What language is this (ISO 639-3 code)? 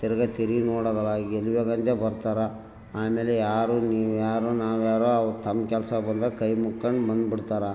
kan